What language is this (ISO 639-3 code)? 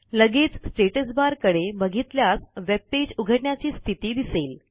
mar